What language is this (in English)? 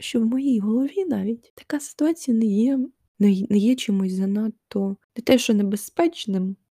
Ukrainian